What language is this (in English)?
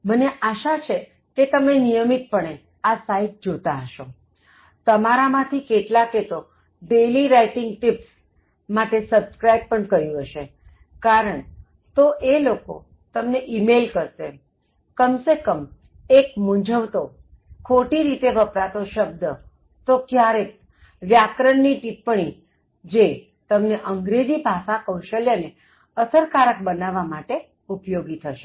Gujarati